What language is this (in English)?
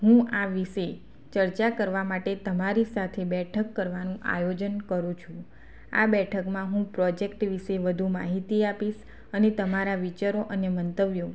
Gujarati